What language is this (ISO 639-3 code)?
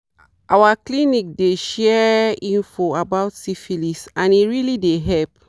pcm